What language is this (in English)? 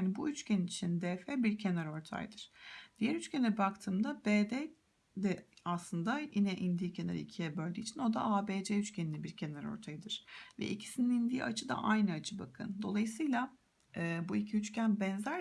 Turkish